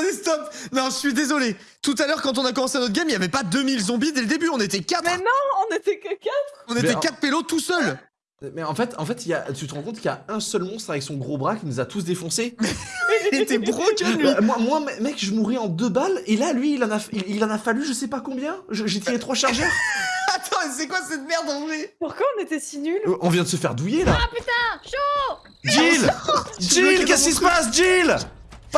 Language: French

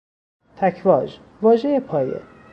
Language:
Persian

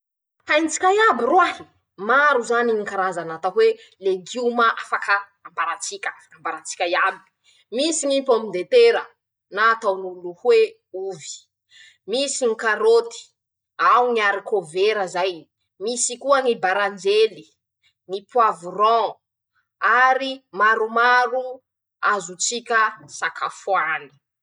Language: Masikoro Malagasy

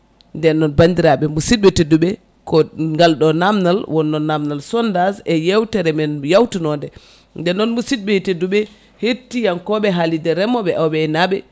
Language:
Fula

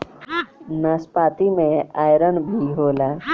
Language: Bhojpuri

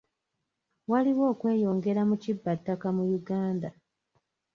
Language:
Ganda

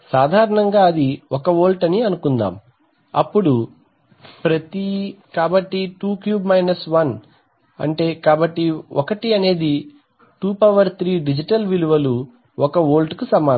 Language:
Telugu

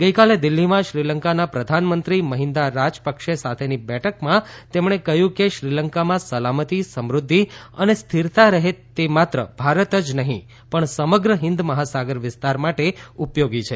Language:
Gujarati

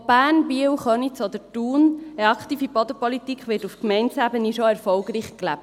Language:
Swiss German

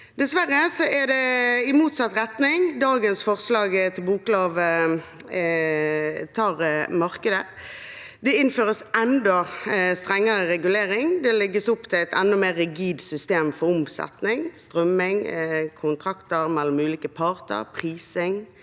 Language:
Norwegian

